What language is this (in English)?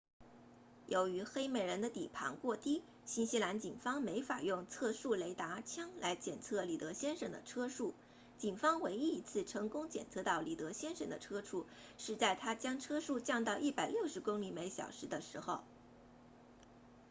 Chinese